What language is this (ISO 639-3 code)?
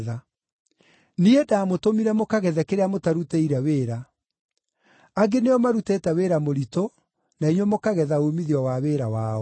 kik